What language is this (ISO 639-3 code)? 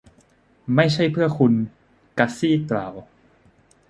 tha